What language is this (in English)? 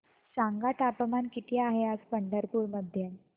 Marathi